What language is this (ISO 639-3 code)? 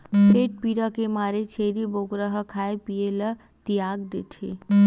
hne